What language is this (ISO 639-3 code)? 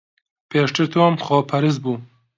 ckb